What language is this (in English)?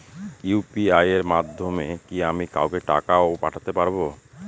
Bangla